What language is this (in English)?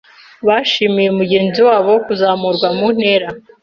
Kinyarwanda